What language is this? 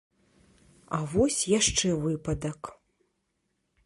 Belarusian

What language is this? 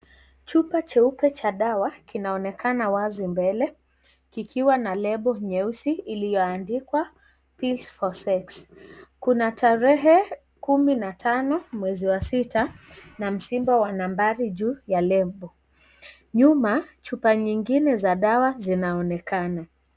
Swahili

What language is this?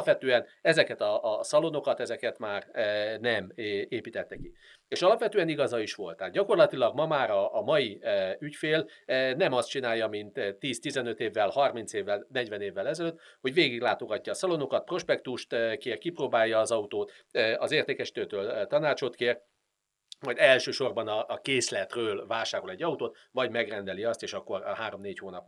Hungarian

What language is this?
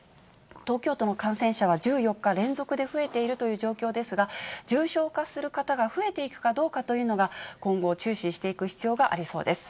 Japanese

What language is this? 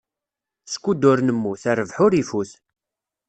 Kabyle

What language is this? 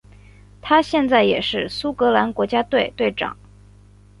Chinese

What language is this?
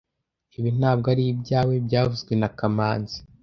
Kinyarwanda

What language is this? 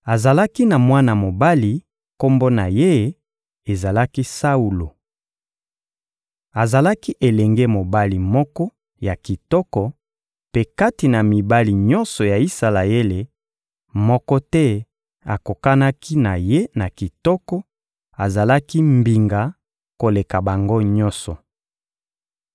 Lingala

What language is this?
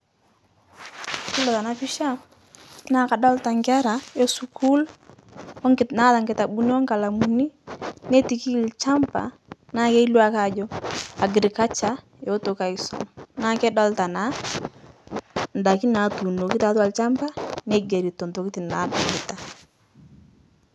Masai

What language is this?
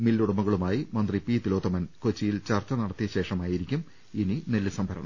Malayalam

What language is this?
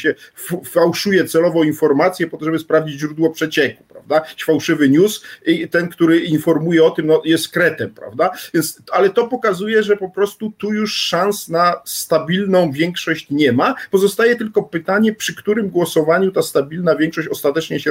Polish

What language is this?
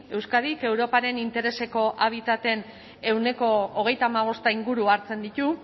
Basque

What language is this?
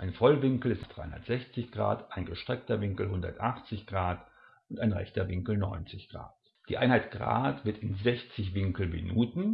German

